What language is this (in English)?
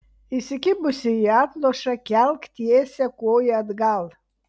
Lithuanian